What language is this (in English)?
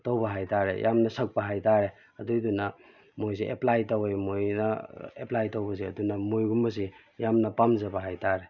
Manipuri